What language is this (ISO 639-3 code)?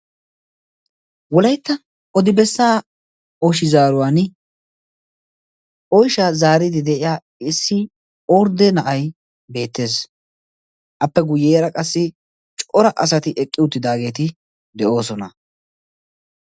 wal